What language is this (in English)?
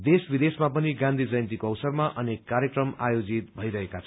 Nepali